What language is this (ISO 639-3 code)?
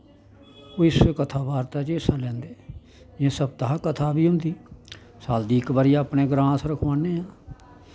doi